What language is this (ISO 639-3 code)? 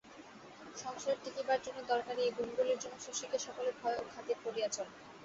ben